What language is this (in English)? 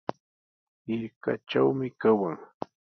Sihuas Ancash Quechua